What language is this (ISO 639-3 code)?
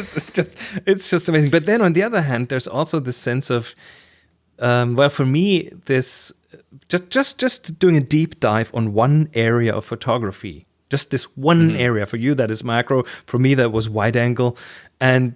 eng